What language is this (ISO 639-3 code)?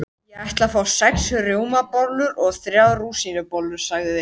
isl